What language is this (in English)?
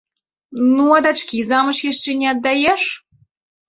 Belarusian